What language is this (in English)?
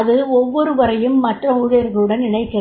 Tamil